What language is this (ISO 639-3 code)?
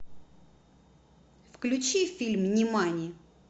rus